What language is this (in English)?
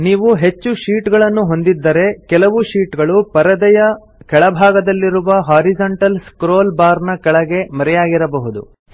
Kannada